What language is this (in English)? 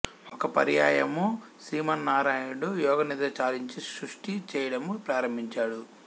Telugu